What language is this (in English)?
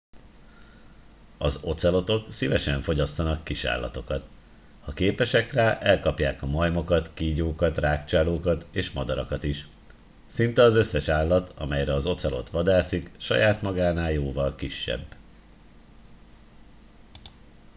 Hungarian